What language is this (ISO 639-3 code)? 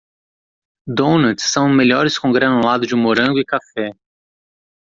por